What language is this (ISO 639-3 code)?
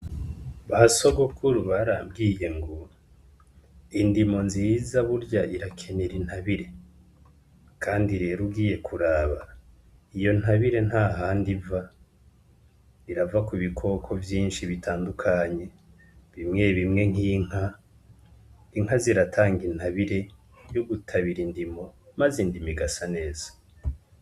run